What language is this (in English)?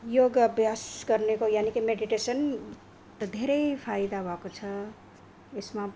Nepali